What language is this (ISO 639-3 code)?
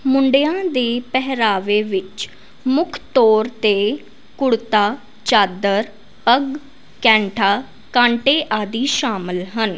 pan